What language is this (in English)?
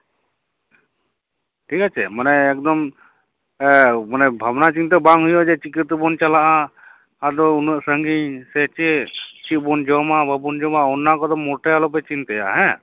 Santali